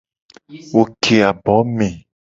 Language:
Gen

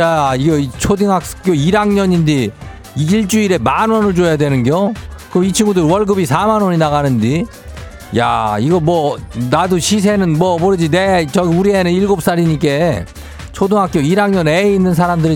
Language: Korean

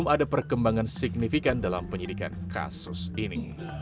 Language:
Indonesian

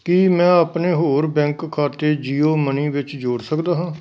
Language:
Punjabi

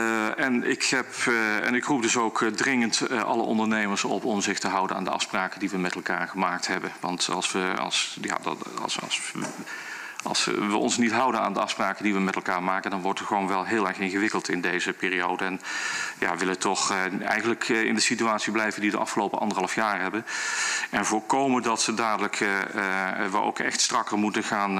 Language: Dutch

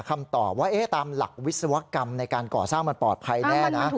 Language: Thai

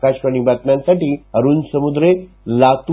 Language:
Marathi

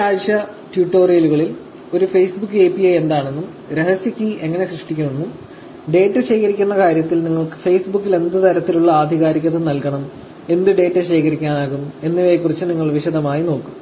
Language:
Malayalam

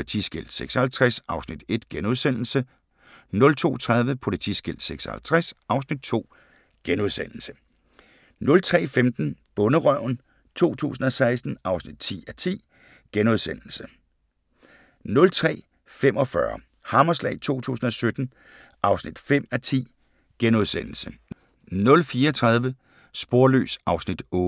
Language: Danish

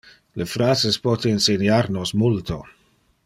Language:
Interlingua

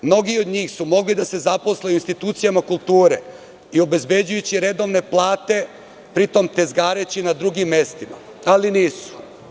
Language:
Serbian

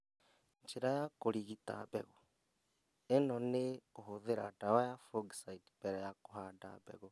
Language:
Kikuyu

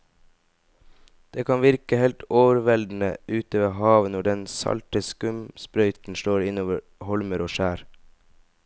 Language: Norwegian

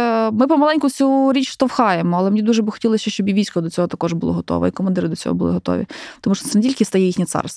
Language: Ukrainian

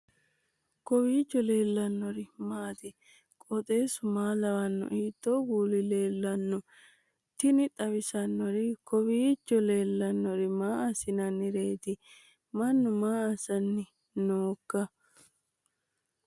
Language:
Sidamo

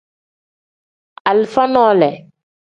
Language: Tem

